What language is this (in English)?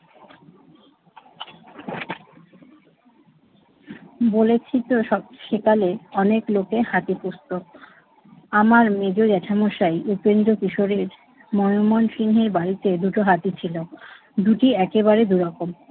Bangla